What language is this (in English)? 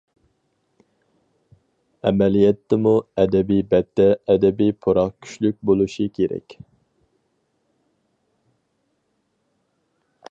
Uyghur